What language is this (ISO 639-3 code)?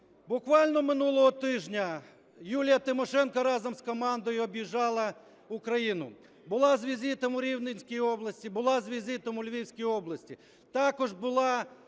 ukr